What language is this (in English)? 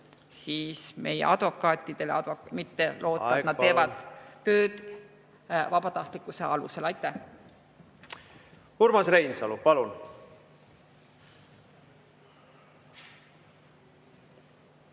Estonian